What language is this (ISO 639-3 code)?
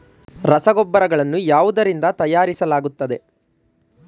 kan